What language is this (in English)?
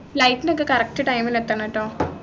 Malayalam